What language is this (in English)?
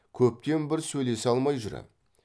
Kazakh